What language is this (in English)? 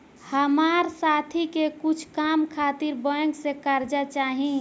Bhojpuri